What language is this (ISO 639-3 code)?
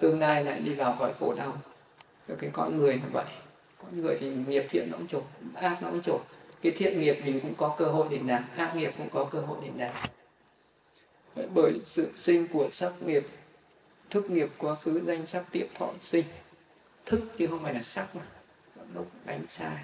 vie